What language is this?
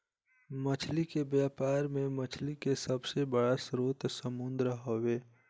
Bhojpuri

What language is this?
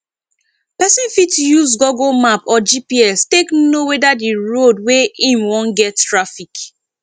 Nigerian Pidgin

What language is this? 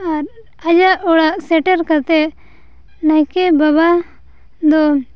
Santali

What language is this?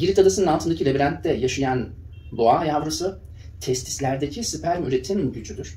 Turkish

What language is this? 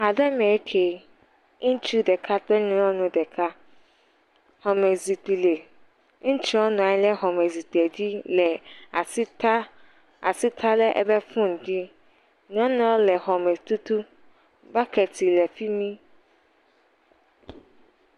Ewe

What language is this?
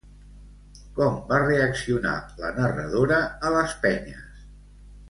Catalan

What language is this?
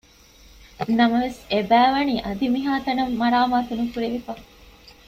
Divehi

